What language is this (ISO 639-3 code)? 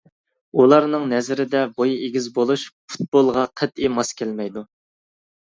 uig